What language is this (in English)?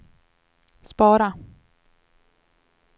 Swedish